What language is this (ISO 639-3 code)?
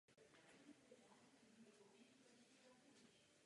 ces